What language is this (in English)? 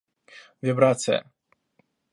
Russian